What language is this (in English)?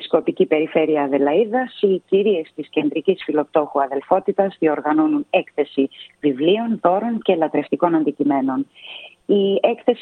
Greek